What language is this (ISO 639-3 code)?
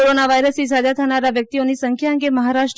guj